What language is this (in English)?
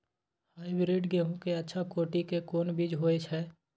Maithili